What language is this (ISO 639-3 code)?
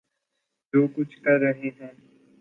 urd